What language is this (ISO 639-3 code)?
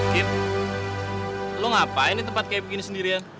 ind